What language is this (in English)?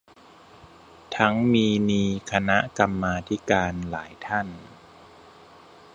Thai